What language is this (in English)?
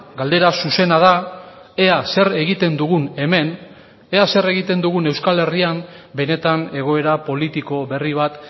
Basque